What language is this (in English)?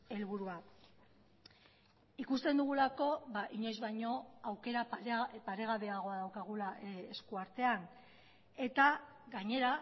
Basque